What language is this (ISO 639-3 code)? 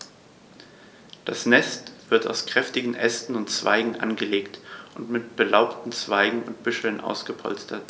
deu